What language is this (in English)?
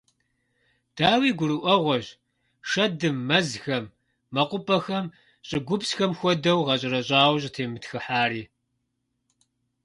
Kabardian